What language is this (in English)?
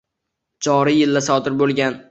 Uzbek